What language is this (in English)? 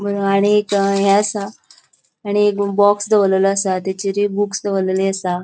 Konkani